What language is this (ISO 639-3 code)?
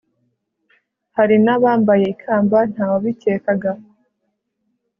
kin